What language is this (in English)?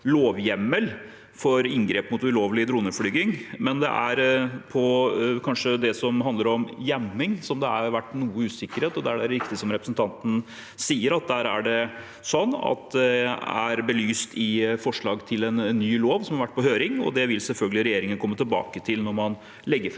Norwegian